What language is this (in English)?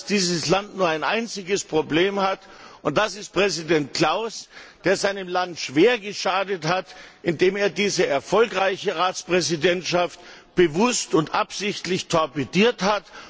German